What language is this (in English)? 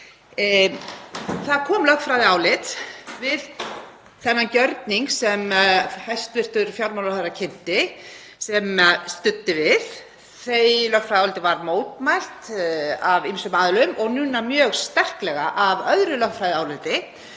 Icelandic